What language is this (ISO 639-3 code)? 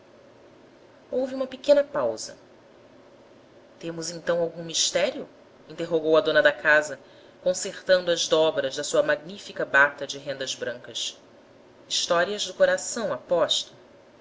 por